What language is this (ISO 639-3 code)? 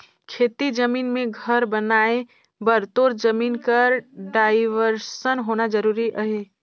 hne